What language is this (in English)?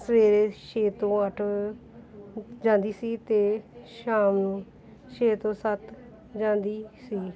Punjabi